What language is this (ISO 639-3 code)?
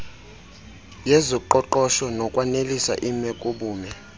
xho